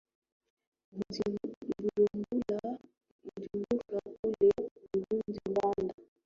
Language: Swahili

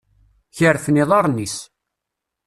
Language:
Kabyle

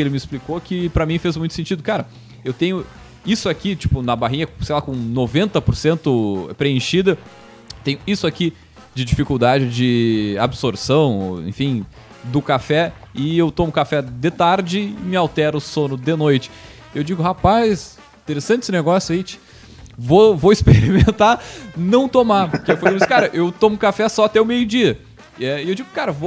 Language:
Portuguese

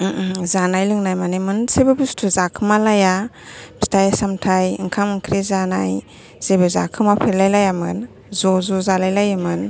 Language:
Bodo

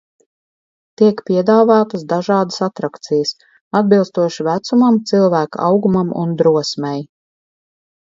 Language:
Latvian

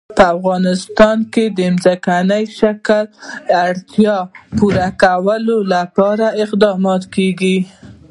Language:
Pashto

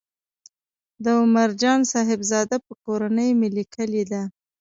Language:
Pashto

